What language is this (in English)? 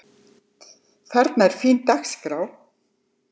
Icelandic